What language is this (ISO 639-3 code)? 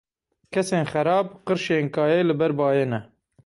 kur